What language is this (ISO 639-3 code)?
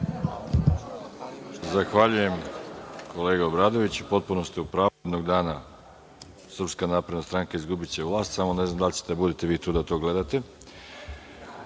srp